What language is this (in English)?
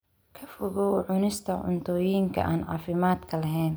Somali